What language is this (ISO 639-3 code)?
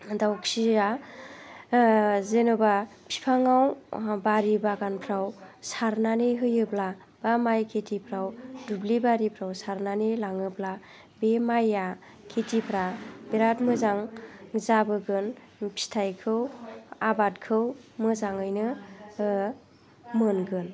brx